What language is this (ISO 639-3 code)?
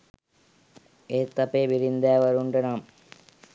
sin